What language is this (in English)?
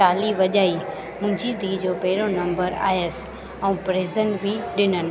Sindhi